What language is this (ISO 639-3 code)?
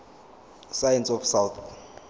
zul